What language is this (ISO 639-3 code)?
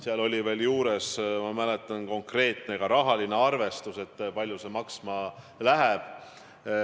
est